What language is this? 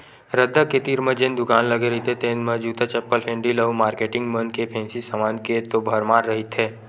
Chhattisgarhi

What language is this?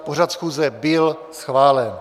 Czech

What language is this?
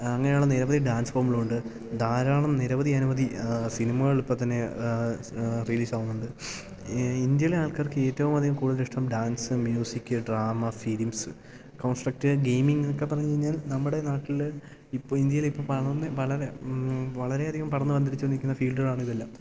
Malayalam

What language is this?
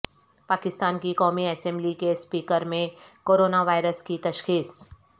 Urdu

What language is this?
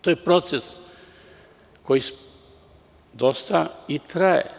Serbian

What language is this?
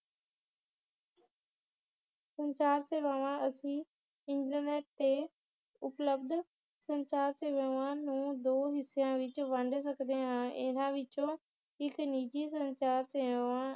Punjabi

